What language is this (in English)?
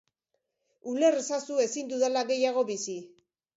Basque